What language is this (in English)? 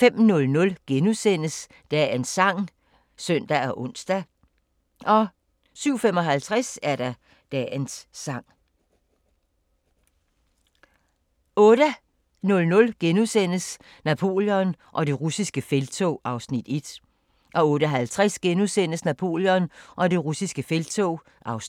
Danish